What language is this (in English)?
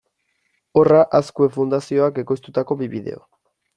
Basque